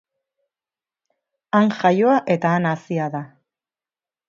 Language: Basque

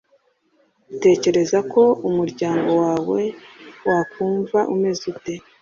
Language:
Kinyarwanda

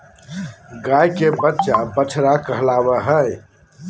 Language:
Magahi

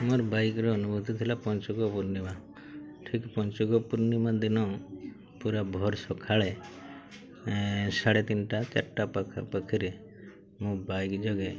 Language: Odia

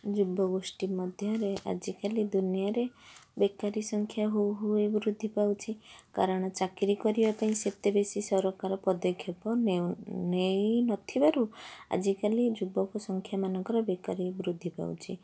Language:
Odia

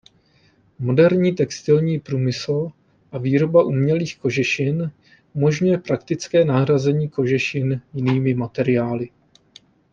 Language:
Czech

